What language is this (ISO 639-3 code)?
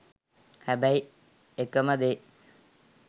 sin